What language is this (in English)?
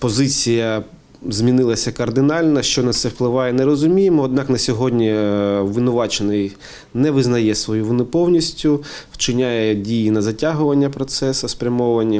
Ukrainian